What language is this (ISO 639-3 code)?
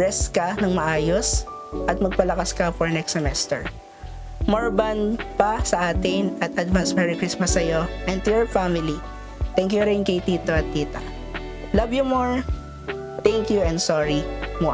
fil